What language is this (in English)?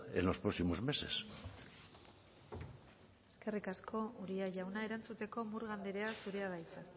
Basque